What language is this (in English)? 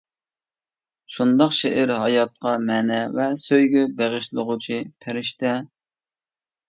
Uyghur